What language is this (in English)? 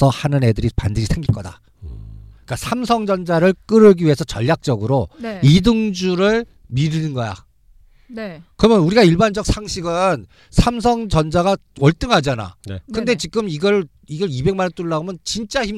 Korean